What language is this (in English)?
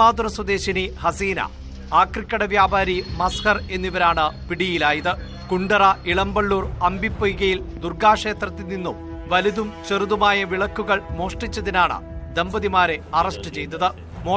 Turkish